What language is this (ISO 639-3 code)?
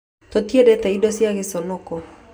kik